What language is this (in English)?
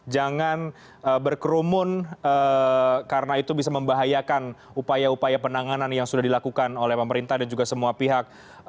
Indonesian